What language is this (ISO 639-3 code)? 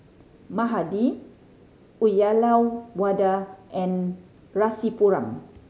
eng